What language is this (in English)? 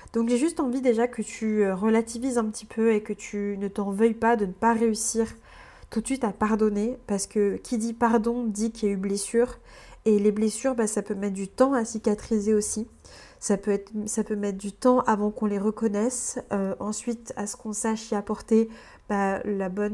French